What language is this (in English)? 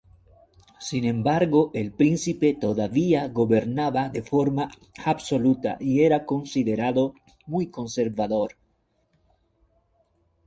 Spanish